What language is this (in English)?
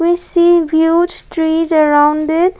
English